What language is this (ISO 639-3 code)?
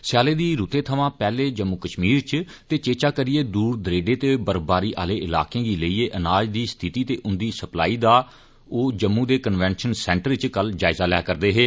doi